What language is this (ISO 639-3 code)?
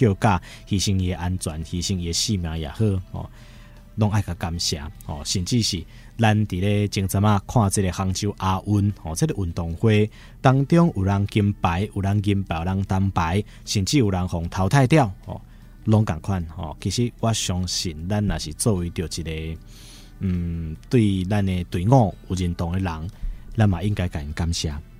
zho